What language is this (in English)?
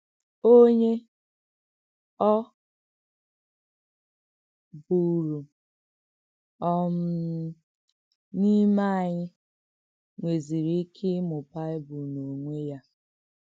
Igbo